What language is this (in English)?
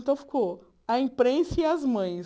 Portuguese